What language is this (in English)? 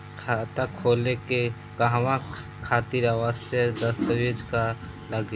Bhojpuri